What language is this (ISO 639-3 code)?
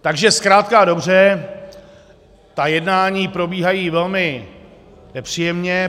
ces